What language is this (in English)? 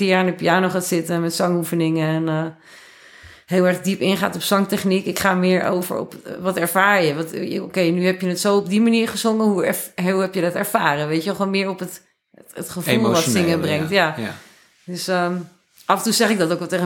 Dutch